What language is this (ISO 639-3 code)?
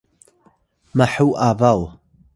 tay